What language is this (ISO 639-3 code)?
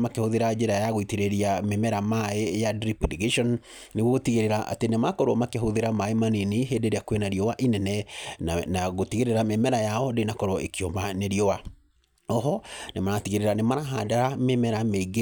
kik